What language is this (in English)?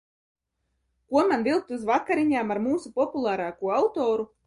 Latvian